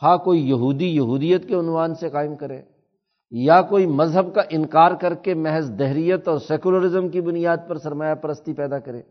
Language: Urdu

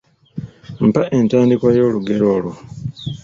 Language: Ganda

